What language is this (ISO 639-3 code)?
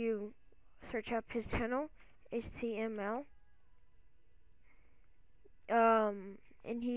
eng